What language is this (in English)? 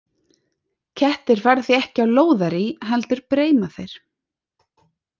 Icelandic